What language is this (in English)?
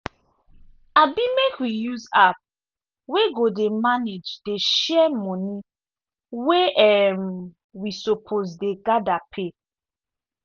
Nigerian Pidgin